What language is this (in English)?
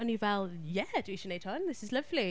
Welsh